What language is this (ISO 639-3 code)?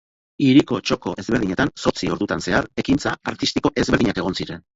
eus